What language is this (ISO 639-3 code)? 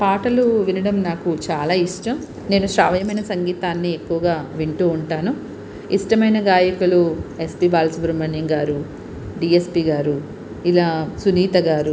tel